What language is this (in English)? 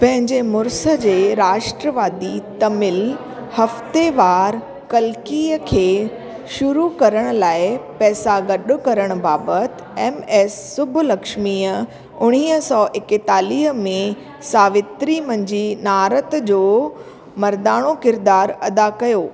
Sindhi